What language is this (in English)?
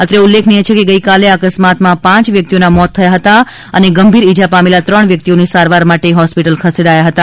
Gujarati